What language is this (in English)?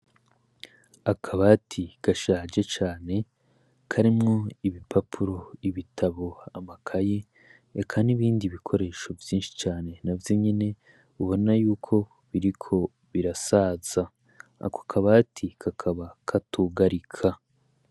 Rundi